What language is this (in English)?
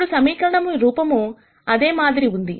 Telugu